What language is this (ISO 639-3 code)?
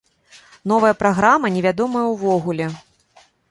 bel